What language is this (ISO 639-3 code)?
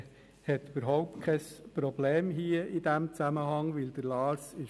gsw